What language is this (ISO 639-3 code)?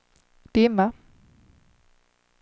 swe